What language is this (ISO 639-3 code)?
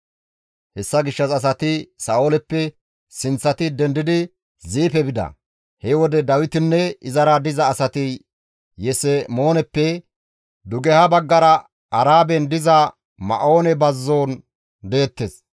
gmv